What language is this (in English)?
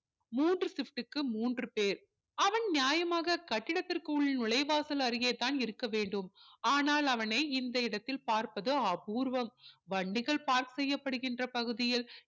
Tamil